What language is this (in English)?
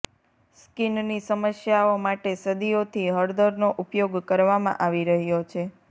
Gujarati